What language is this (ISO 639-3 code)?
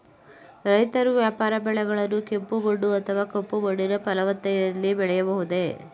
kan